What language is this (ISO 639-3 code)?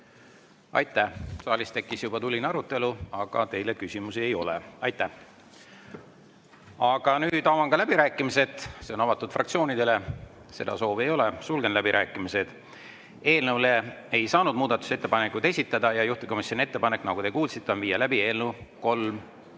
est